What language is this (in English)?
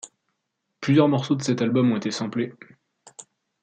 French